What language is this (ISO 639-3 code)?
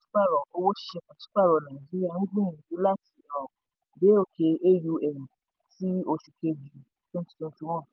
yor